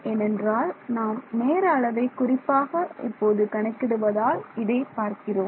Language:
Tamil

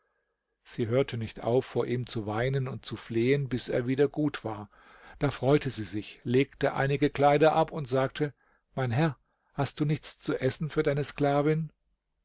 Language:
German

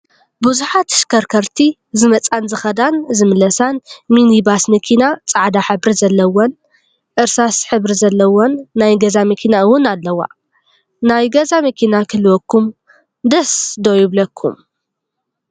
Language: Tigrinya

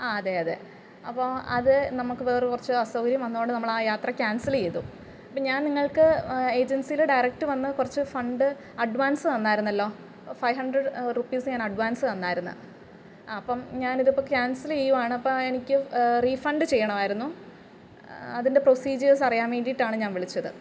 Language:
Malayalam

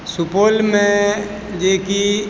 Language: Maithili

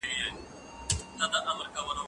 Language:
Pashto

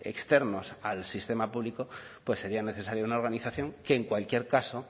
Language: Spanish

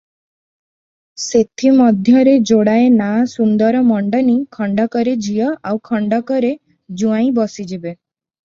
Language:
Odia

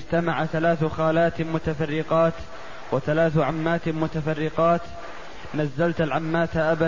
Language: Arabic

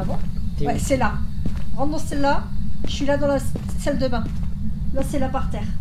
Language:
French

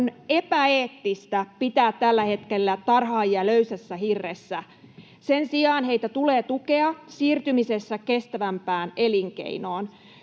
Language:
Finnish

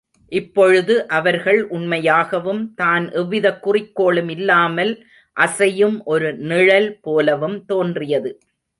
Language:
Tamil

